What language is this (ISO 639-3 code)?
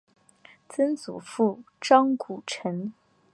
zho